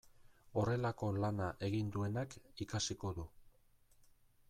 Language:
Basque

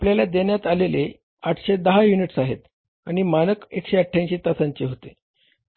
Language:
Marathi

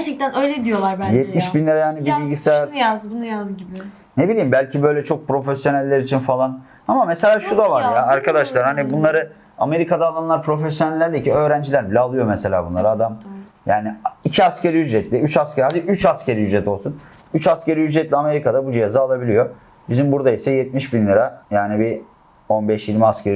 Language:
Turkish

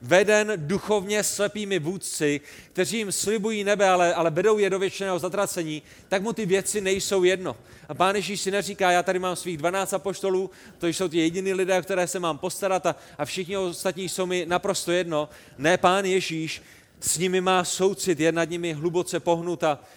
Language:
Czech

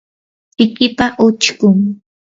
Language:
Yanahuanca Pasco Quechua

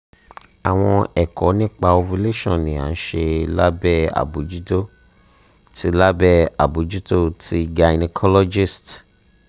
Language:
Yoruba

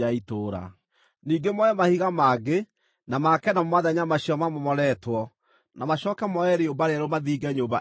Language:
Kikuyu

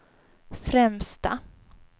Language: Swedish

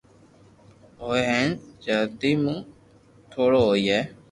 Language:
Loarki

